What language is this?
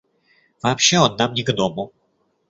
Russian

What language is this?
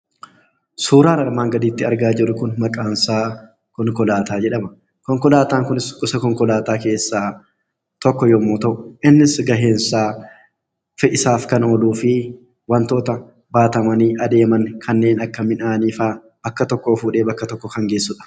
Oromo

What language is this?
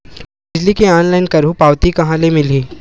Chhattisgarhi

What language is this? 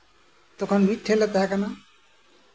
Santali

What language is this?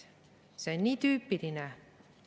Estonian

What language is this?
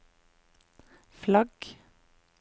Norwegian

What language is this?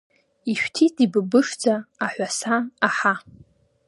Abkhazian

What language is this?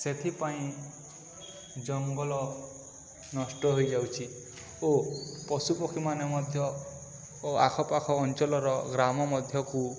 Odia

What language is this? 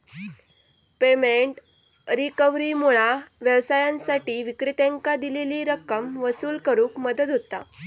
Marathi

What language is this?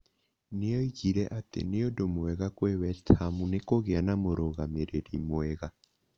Kikuyu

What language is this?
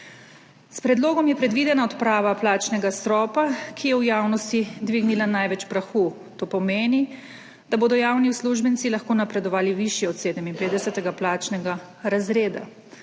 Slovenian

